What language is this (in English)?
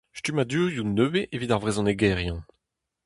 Breton